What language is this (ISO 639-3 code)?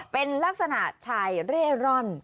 tha